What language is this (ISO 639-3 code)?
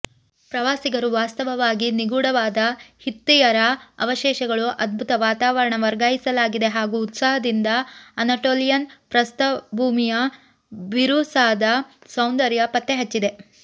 kan